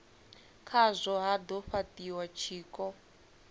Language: Venda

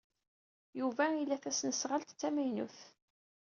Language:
Kabyle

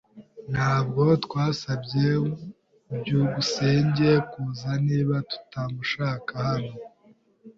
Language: Kinyarwanda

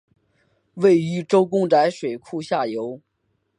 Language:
Chinese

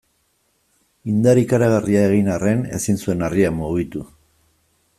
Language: Basque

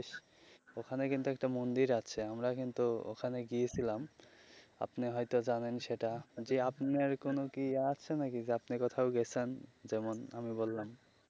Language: Bangla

